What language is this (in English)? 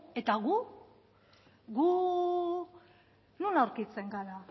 Basque